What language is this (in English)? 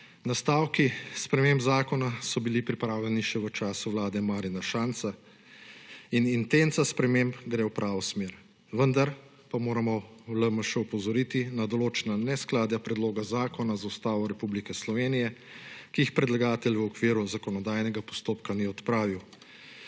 Slovenian